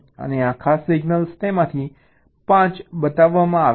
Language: Gujarati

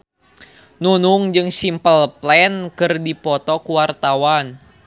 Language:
Sundanese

